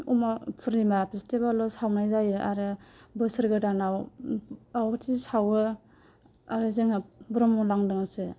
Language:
Bodo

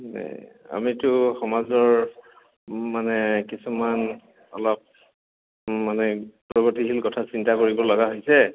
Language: Assamese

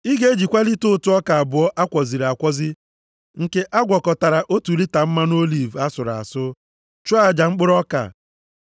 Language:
Igbo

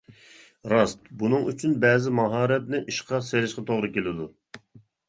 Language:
Uyghur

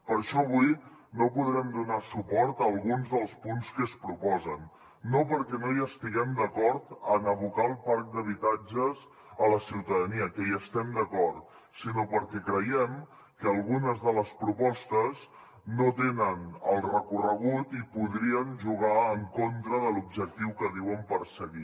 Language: Catalan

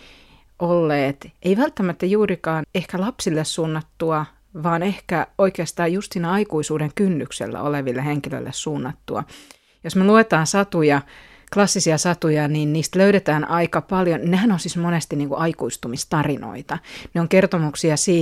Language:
Finnish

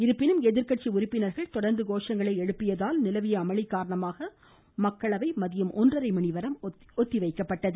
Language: Tamil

